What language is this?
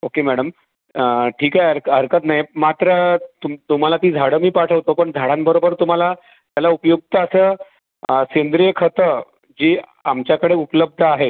Marathi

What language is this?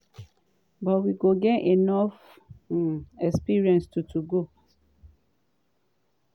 Nigerian Pidgin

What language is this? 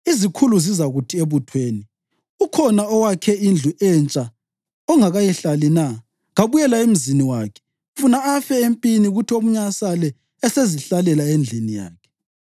North Ndebele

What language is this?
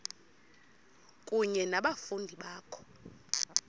Xhosa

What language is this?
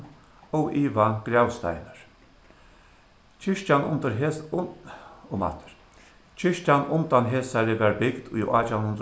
Faroese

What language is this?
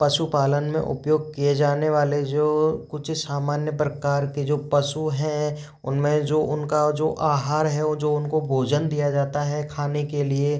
Hindi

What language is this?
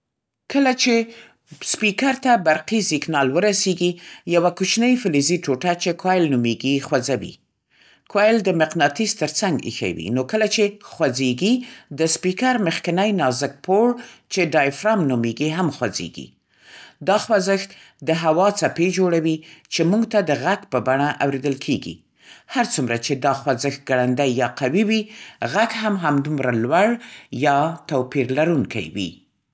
Central Pashto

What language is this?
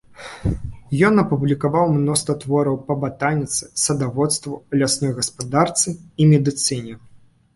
Belarusian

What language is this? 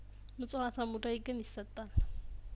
Amharic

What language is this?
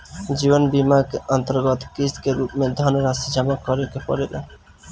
Bhojpuri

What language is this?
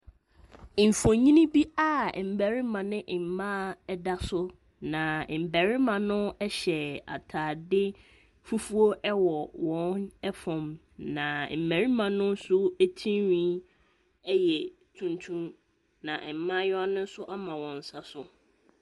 Akan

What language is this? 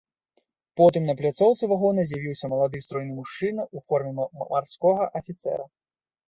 Belarusian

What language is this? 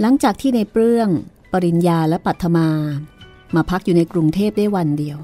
Thai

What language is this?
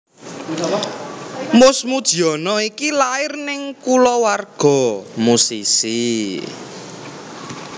Javanese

